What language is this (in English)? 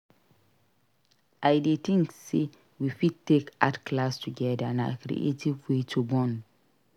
Nigerian Pidgin